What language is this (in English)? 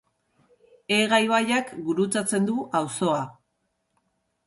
Basque